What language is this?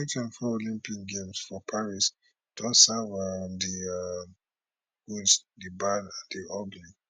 Nigerian Pidgin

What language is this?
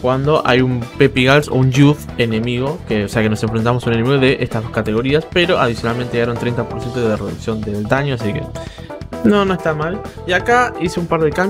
Spanish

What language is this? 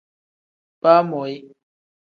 Tem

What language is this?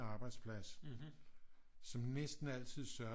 Danish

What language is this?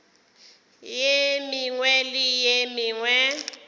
Northern Sotho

